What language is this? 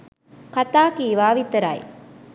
Sinhala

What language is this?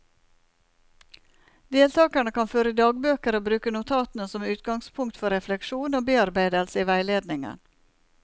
Norwegian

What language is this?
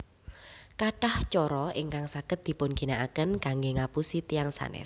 Javanese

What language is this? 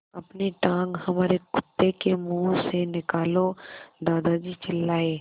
Hindi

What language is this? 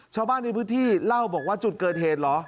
Thai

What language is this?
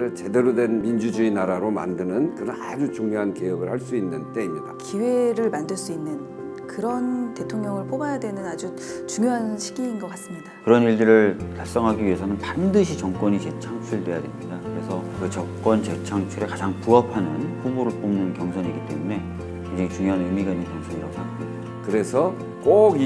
Korean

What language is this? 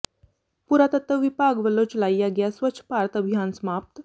Punjabi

